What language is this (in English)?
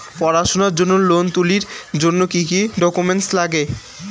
Bangla